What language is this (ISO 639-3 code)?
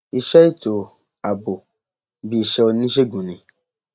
yor